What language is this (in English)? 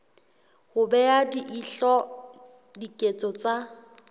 Southern Sotho